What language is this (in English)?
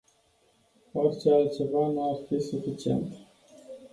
Romanian